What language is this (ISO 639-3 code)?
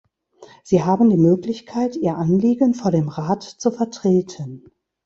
deu